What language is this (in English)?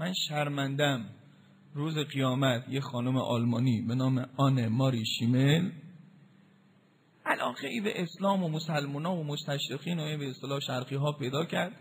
Persian